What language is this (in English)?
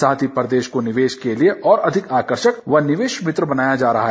Hindi